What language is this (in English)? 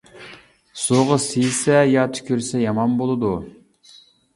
Uyghur